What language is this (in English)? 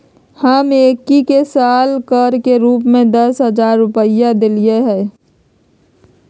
Magahi